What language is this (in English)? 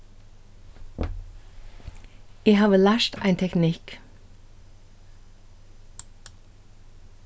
Faroese